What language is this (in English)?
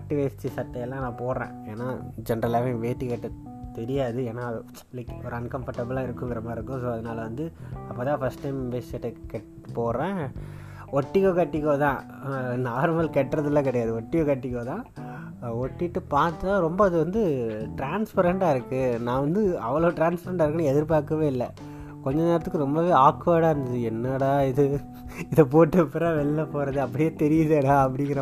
Tamil